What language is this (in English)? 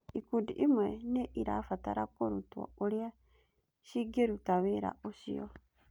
Kikuyu